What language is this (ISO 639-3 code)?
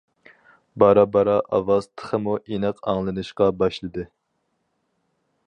uig